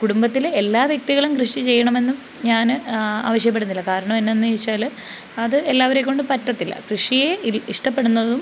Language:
Malayalam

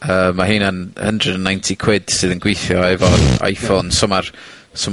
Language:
Welsh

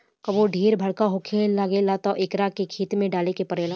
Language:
Bhojpuri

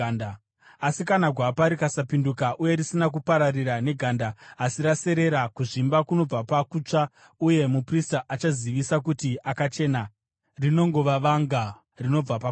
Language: Shona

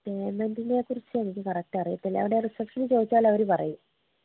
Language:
Malayalam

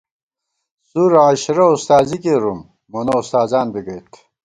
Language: Gawar-Bati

